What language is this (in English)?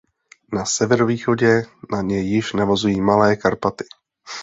Czech